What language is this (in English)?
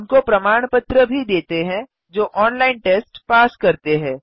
Hindi